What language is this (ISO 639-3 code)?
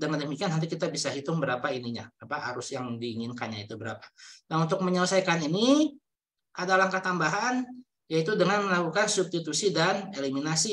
ind